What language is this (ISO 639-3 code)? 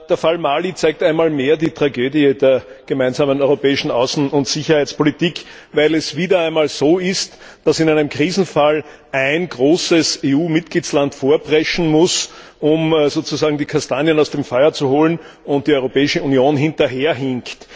deu